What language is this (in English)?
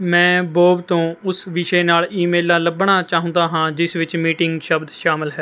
Punjabi